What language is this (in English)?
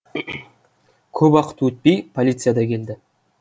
Kazakh